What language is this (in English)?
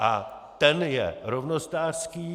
Czech